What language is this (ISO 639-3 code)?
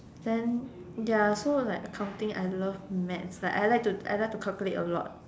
eng